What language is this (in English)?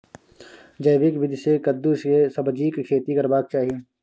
Maithili